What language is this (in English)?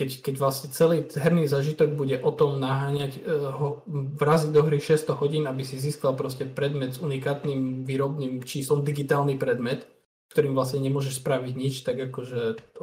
Slovak